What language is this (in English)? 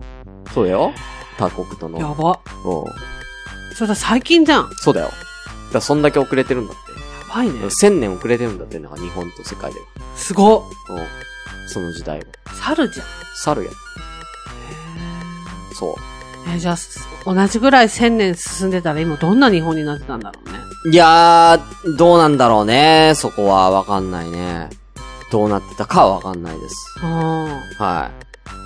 Japanese